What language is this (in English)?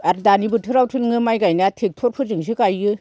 Bodo